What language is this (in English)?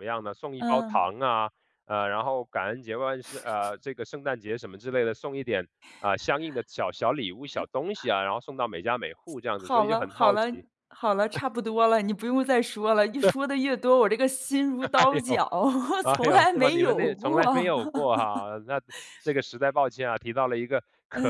Chinese